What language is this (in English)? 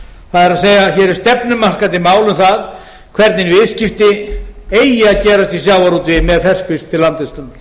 Icelandic